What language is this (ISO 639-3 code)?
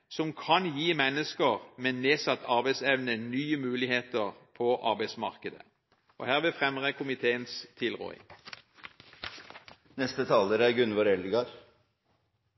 nor